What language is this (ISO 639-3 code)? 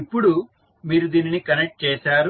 tel